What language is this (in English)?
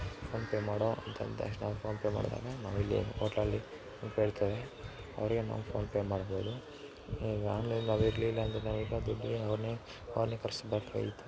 Kannada